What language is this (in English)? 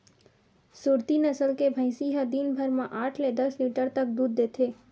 Chhattisgarhi